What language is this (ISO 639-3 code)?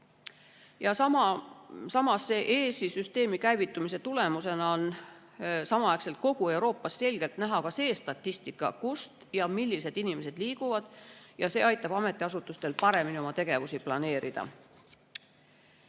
est